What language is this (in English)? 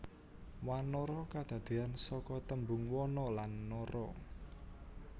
Javanese